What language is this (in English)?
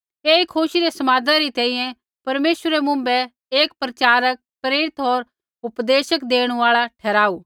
Kullu Pahari